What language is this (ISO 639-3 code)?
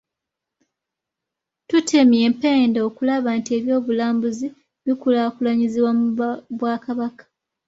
lug